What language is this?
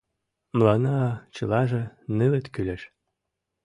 Mari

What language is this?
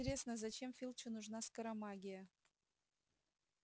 Russian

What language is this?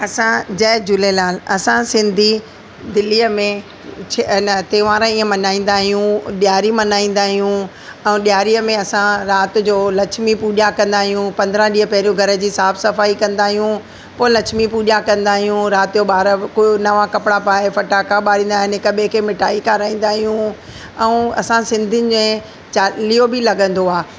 Sindhi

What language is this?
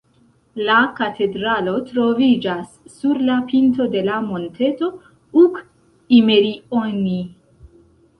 Esperanto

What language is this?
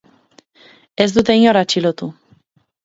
Basque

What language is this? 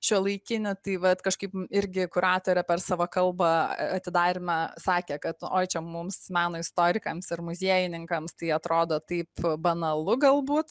Lithuanian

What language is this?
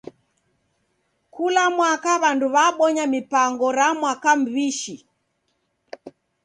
Taita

